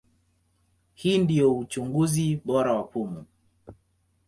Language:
Swahili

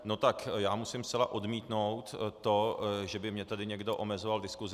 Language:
Czech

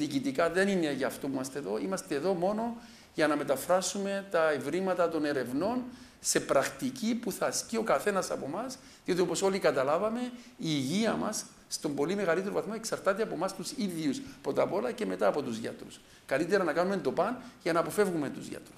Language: Greek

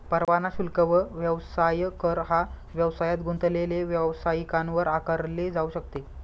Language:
Marathi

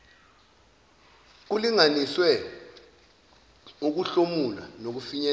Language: Zulu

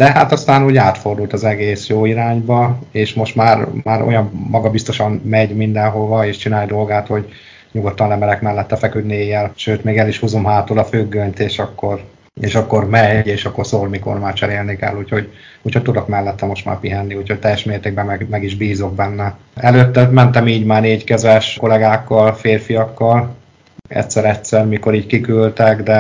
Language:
Hungarian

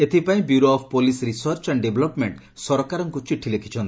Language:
Odia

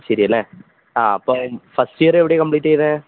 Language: Malayalam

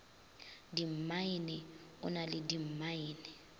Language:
Northern Sotho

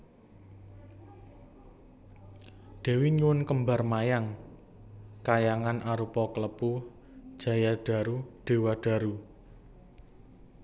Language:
Javanese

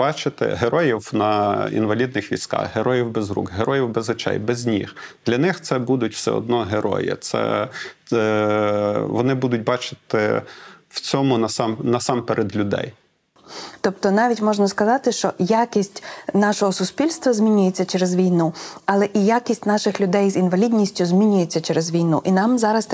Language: Ukrainian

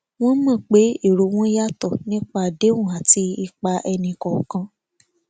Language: Yoruba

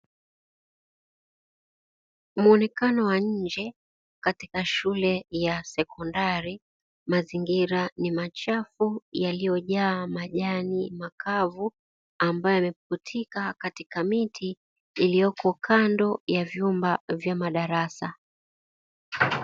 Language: Swahili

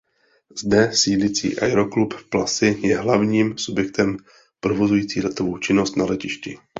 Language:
Czech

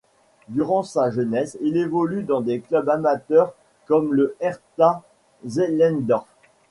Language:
French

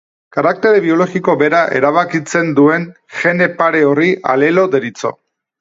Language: Basque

